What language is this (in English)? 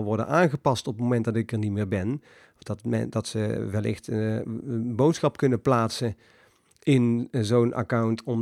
Dutch